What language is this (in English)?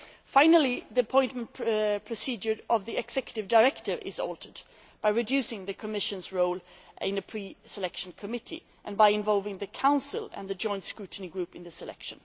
English